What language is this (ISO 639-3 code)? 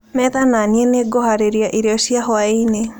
kik